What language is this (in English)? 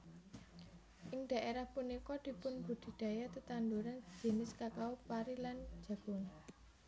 Javanese